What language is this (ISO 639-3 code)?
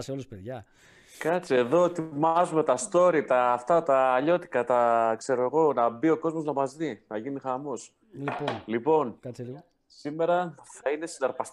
ell